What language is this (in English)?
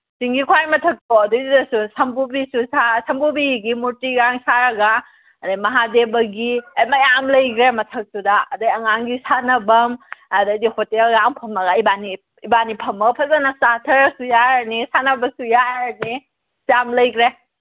Manipuri